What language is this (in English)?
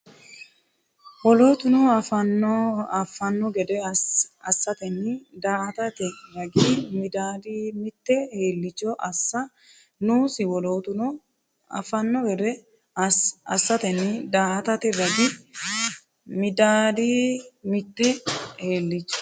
Sidamo